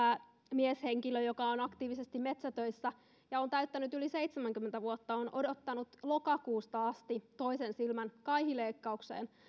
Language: Finnish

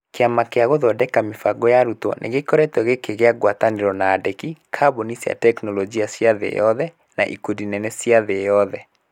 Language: Kikuyu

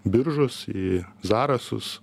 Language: Lithuanian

